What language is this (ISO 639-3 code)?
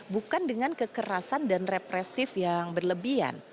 ind